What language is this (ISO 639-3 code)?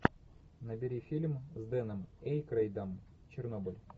rus